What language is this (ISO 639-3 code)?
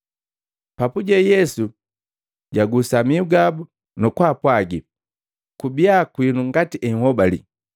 mgv